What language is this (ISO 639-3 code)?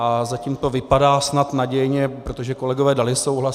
ces